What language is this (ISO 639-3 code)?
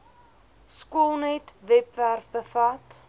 afr